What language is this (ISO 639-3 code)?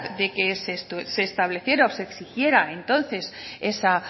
spa